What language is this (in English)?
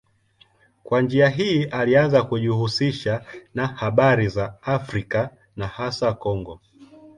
Swahili